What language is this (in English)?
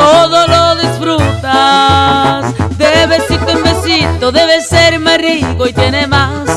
Italian